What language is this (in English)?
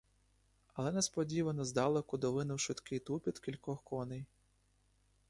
Ukrainian